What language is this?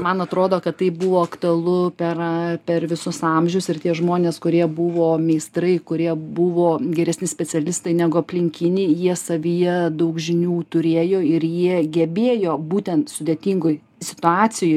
Lithuanian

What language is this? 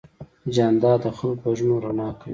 Pashto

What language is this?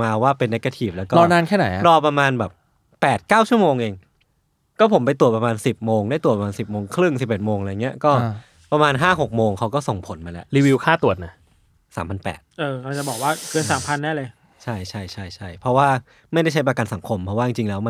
Thai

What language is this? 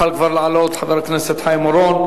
Hebrew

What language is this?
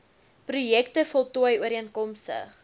Afrikaans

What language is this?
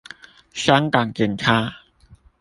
Chinese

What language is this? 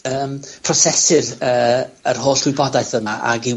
Welsh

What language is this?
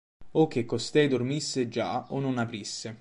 Italian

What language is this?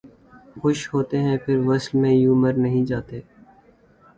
Urdu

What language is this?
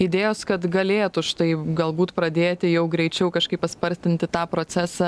Lithuanian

